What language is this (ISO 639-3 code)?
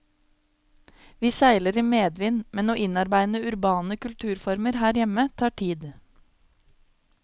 nor